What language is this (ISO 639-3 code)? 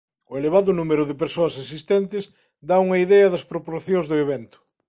glg